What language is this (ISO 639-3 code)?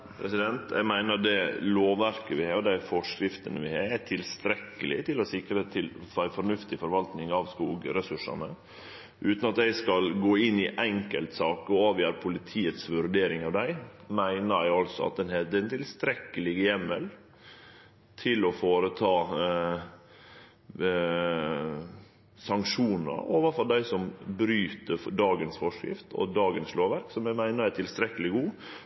nor